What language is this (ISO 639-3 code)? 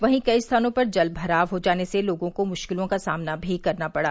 hin